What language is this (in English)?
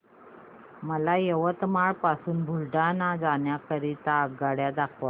Marathi